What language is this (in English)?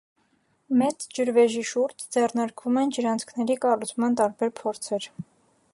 Armenian